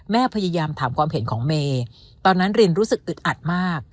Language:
Thai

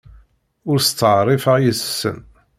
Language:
Kabyle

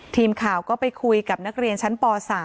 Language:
Thai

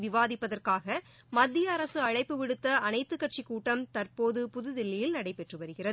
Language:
Tamil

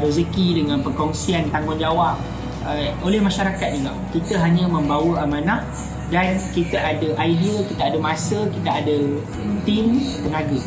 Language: Malay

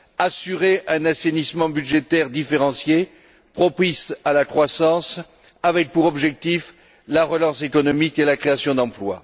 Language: French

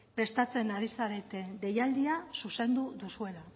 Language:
Basque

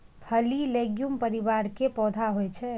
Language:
Maithili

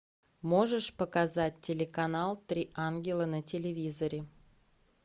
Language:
Russian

